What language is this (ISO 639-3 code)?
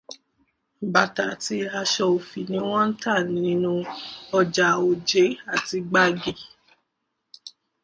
yor